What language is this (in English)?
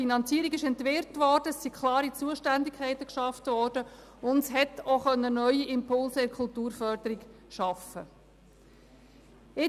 Swiss German